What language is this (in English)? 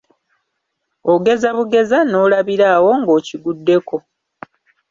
Ganda